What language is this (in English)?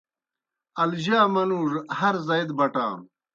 Kohistani Shina